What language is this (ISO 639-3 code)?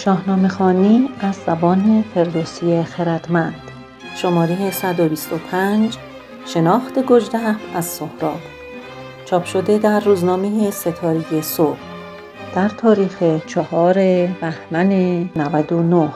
fas